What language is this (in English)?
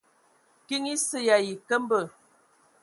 Ewondo